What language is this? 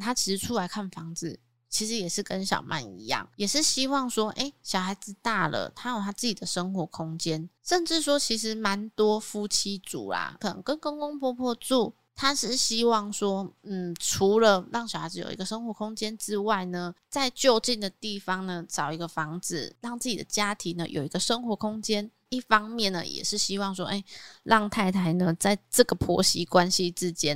Chinese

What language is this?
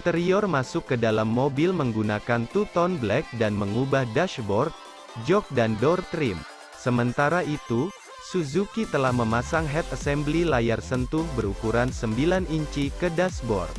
Indonesian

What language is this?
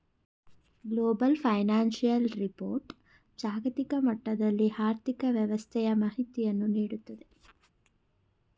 Kannada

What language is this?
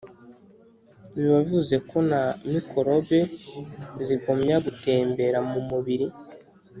Kinyarwanda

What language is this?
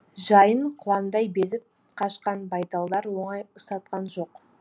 Kazakh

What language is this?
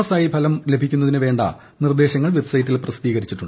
Malayalam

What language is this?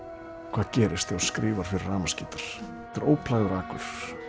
Icelandic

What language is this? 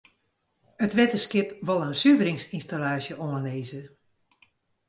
Western Frisian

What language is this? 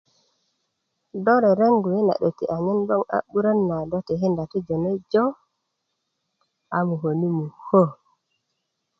Kuku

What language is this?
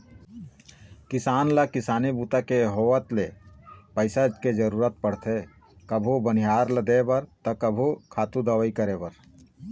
Chhattisgarhi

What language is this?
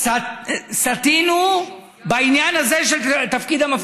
Hebrew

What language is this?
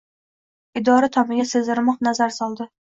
Uzbek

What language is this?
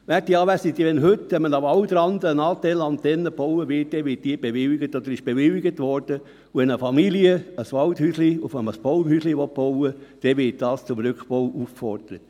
Swiss German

